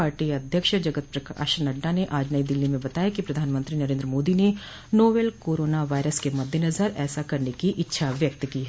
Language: Hindi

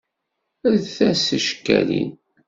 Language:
Kabyle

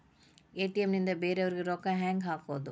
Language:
Kannada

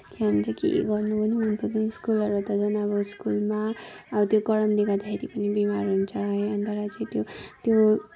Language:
Nepali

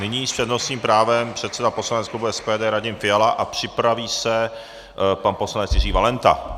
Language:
Czech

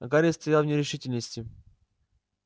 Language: Russian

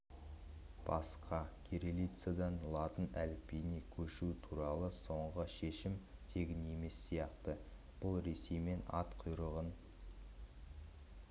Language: Kazakh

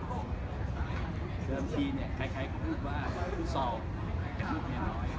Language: Thai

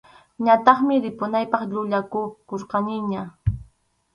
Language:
Arequipa-La Unión Quechua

